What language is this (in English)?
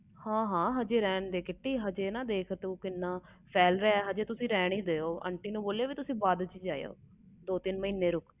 Punjabi